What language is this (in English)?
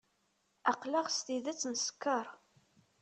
Kabyle